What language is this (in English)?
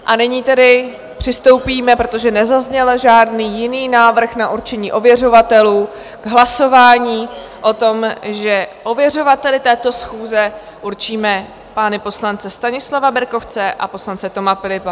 Czech